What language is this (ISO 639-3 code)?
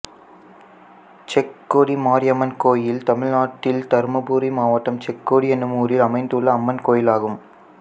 tam